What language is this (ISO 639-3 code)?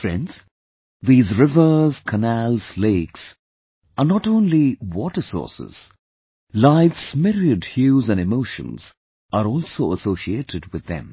eng